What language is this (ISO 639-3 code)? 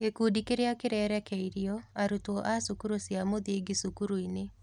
kik